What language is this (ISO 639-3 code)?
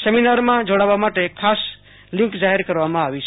guj